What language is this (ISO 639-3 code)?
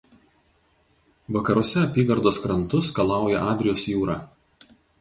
lit